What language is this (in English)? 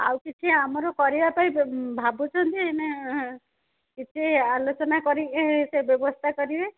Odia